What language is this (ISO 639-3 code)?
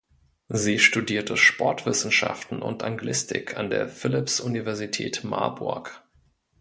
deu